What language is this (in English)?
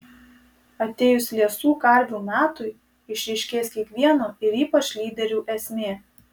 Lithuanian